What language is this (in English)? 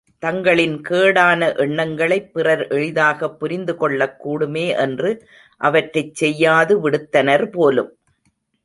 Tamil